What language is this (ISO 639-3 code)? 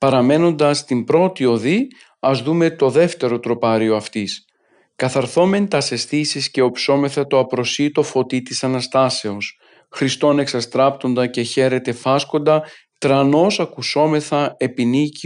ell